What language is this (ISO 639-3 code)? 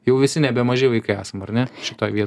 lit